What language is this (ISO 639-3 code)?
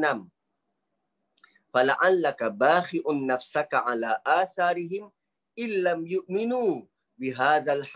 msa